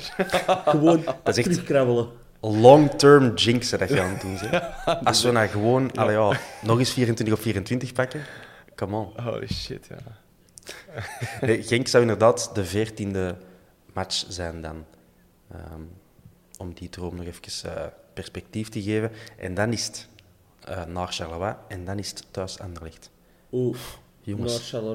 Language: Dutch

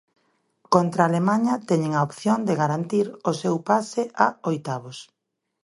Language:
Galician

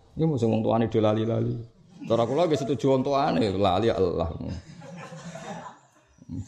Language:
Malay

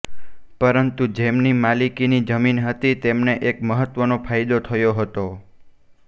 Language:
Gujarati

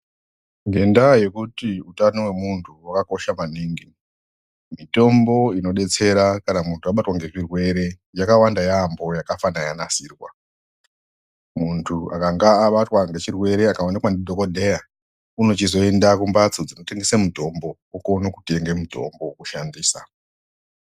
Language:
Ndau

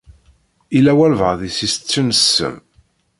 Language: Kabyle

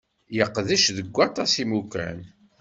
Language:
Kabyle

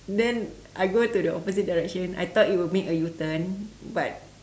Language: English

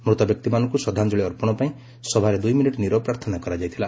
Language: Odia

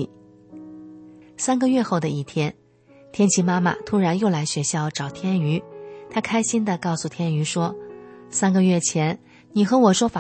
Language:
Chinese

